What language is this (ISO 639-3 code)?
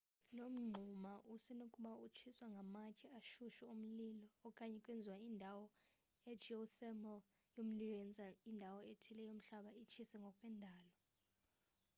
xho